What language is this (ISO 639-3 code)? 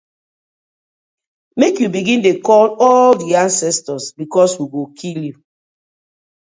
pcm